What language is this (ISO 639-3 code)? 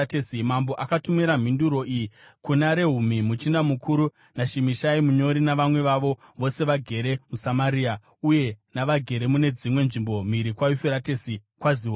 sna